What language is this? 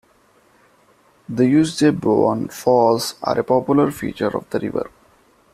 English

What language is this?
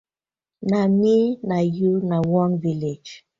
Nigerian Pidgin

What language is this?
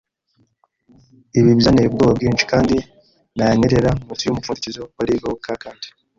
Kinyarwanda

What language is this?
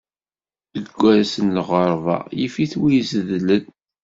Kabyle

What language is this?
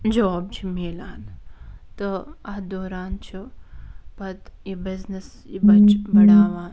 Kashmiri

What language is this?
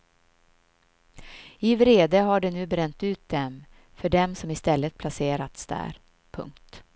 Swedish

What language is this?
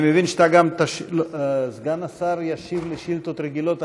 Hebrew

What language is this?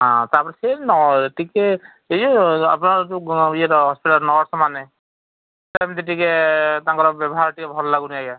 Odia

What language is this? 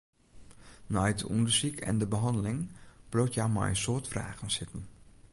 Western Frisian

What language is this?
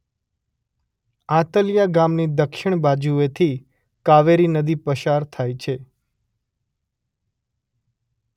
Gujarati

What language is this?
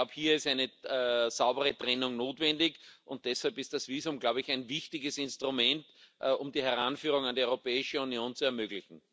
German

